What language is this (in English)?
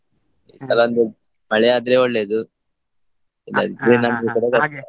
Kannada